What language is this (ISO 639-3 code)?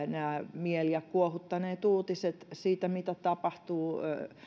fin